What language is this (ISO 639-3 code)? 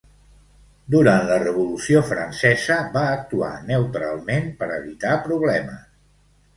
cat